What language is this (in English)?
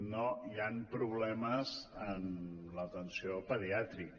Catalan